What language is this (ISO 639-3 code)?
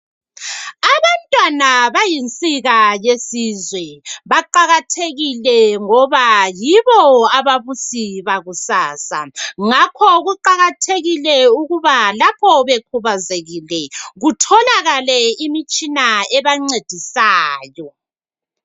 nde